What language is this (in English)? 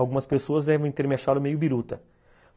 Portuguese